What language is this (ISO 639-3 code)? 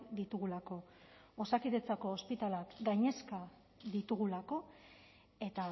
eus